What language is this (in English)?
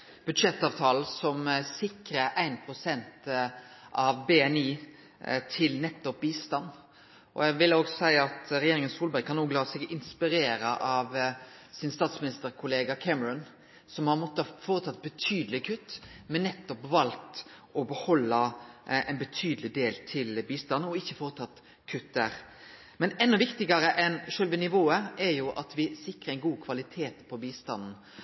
Norwegian Nynorsk